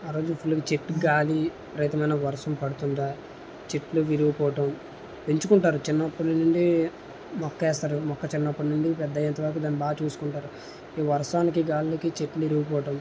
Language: Telugu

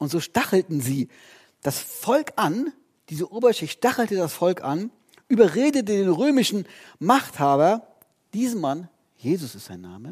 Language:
German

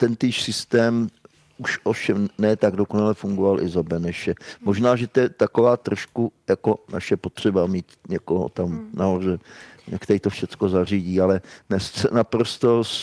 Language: Czech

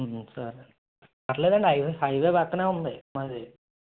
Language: Telugu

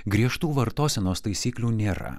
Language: Lithuanian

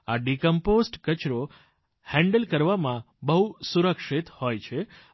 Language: Gujarati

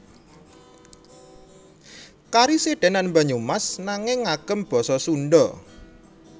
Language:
Javanese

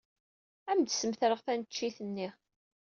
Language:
Kabyle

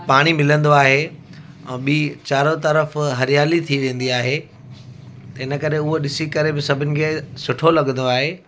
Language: Sindhi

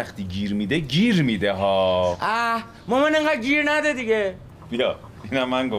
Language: Persian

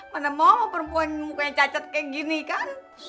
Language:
Indonesian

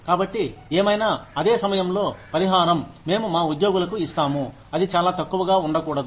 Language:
Telugu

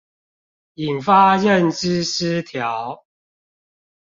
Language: Chinese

